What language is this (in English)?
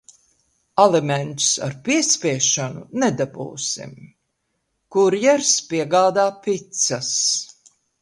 Latvian